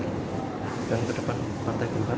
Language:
Indonesian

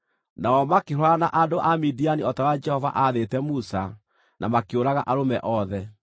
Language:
Kikuyu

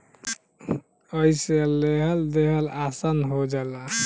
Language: Bhojpuri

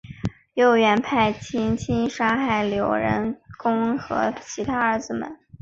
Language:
Chinese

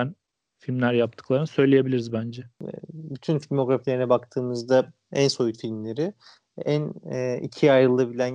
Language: Turkish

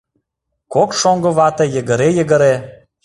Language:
Mari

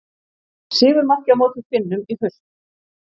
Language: Icelandic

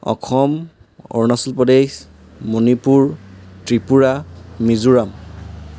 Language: Assamese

